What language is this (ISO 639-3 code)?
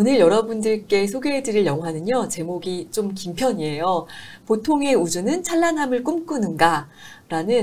kor